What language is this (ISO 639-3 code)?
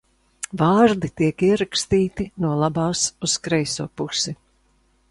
lav